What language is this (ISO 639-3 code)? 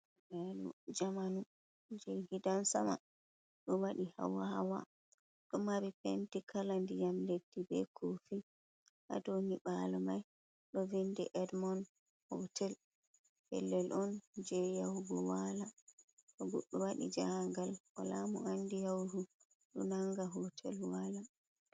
ful